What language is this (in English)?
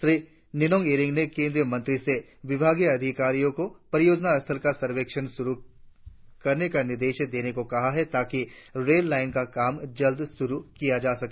Hindi